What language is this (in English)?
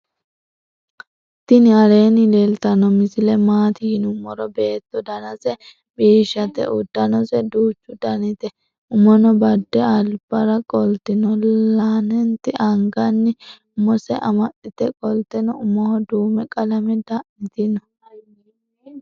Sidamo